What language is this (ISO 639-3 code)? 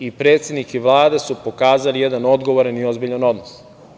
srp